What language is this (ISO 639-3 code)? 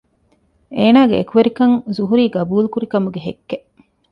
div